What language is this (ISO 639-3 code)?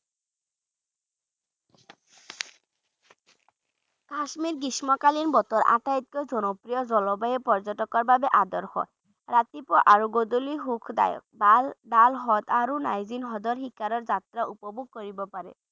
ben